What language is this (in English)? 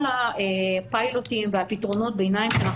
Hebrew